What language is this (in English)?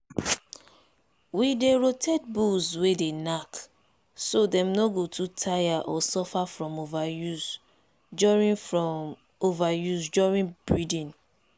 Nigerian Pidgin